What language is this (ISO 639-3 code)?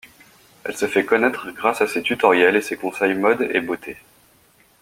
fra